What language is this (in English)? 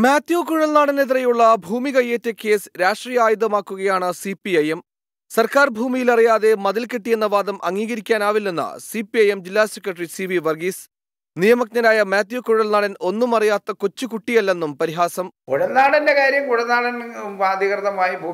Malayalam